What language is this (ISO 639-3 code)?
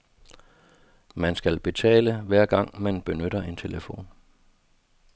dan